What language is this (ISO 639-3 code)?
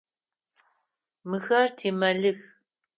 ady